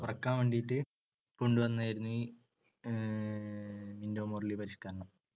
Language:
Malayalam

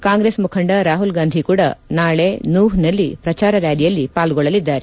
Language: Kannada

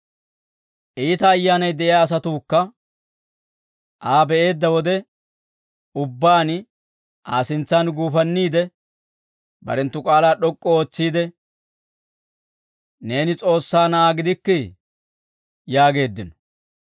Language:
Dawro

